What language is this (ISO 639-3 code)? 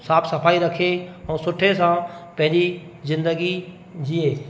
snd